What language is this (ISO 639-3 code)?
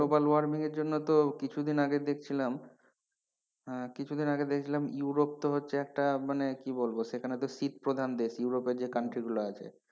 ben